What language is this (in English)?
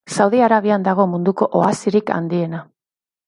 Basque